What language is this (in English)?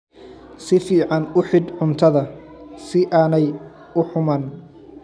Somali